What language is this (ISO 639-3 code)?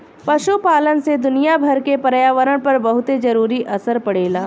bho